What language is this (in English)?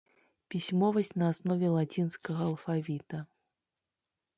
Belarusian